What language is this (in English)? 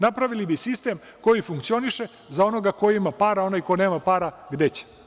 Serbian